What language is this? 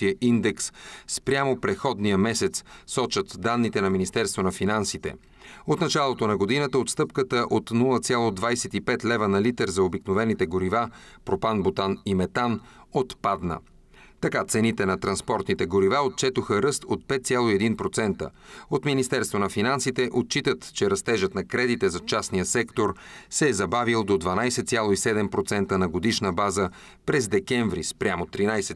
Bulgarian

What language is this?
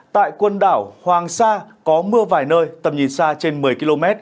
Vietnamese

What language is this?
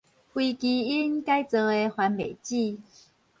Min Nan Chinese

